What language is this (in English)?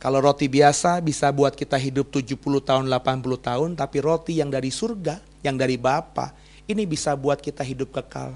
Indonesian